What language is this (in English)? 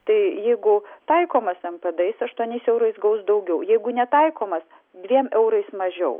Lithuanian